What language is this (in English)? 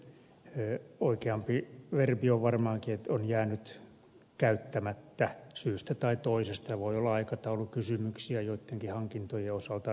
Finnish